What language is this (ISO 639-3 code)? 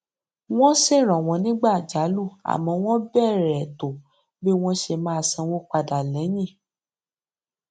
yor